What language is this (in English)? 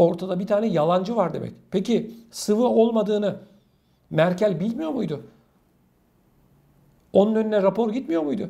Turkish